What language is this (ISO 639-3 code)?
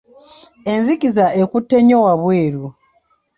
lug